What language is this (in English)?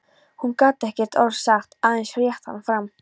Icelandic